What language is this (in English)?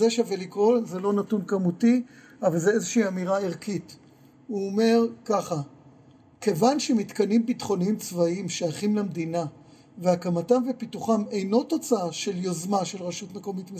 Hebrew